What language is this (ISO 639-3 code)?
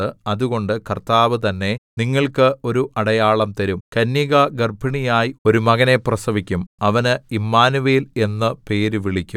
mal